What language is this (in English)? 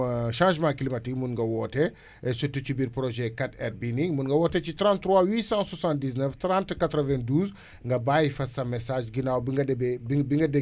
Wolof